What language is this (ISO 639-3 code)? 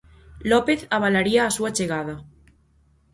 glg